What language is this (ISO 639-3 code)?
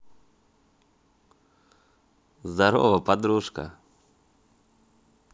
rus